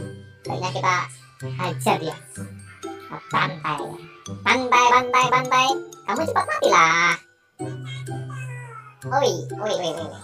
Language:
Indonesian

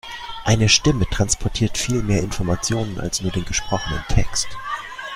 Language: German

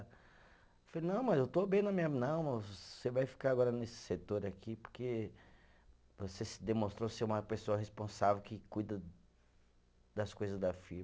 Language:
Portuguese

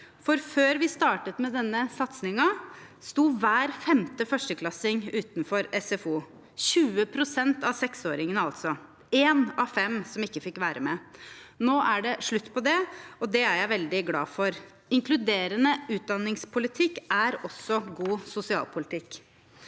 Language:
Norwegian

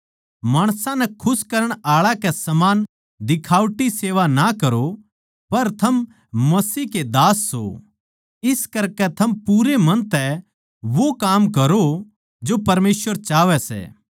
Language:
Haryanvi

